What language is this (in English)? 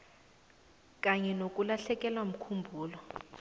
South Ndebele